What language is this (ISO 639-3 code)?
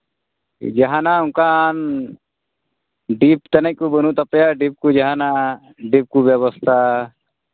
sat